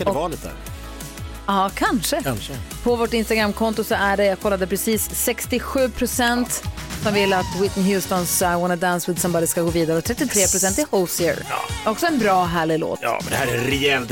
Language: Swedish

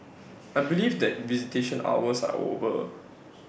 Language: English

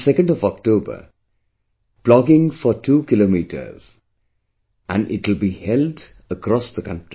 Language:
English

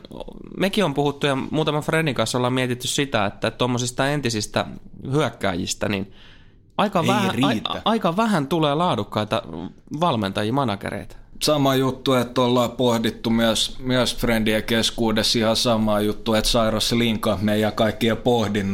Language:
Finnish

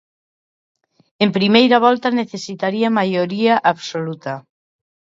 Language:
Galician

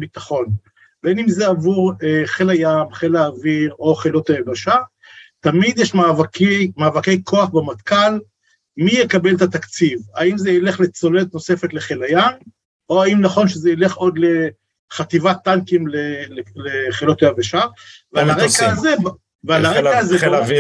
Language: Hebrew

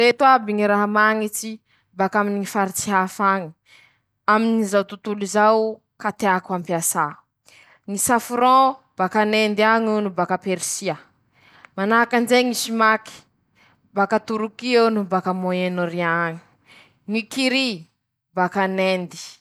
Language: Masikoro Malagasy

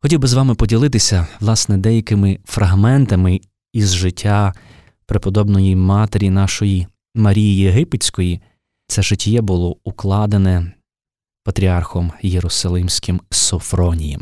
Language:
Ukrainian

